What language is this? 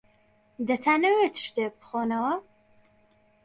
Central Kurdish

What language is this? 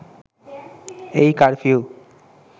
Bangla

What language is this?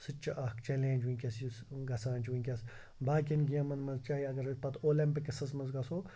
Kashmiri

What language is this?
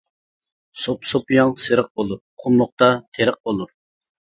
Uyghur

